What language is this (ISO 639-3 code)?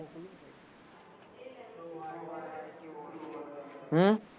guj